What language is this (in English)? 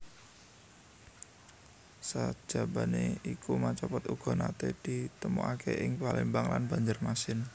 Javanese